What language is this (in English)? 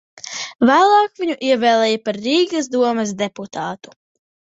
Latvian